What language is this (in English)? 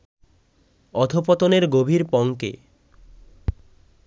Bangla